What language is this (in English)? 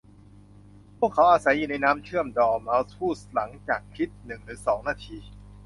Thai